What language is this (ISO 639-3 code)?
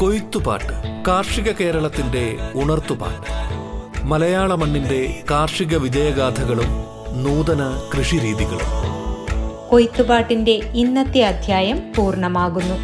mal